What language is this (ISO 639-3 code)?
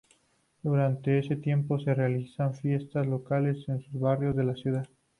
spa